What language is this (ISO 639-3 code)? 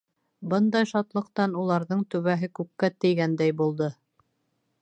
bak